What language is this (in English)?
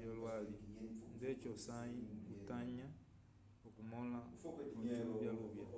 Umbundu